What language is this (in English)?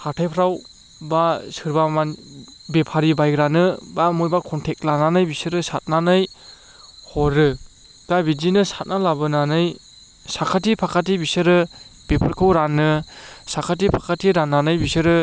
Bodo